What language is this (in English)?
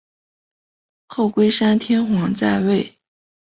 Chinese